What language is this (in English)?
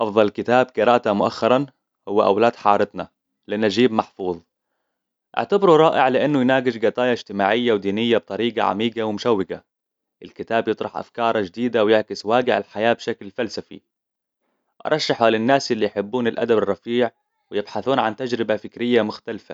Hijazi Arabic